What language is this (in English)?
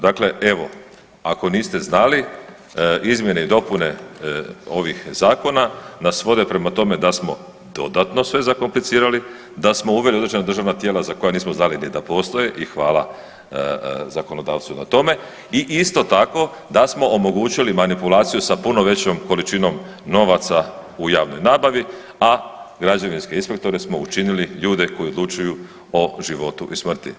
Croatian